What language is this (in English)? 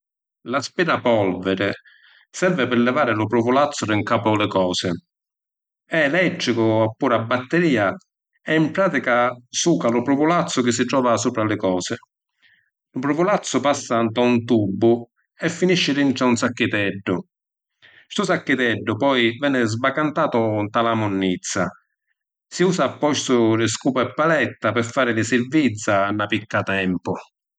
Sicilian